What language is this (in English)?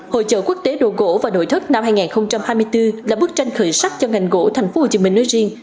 Vietnamese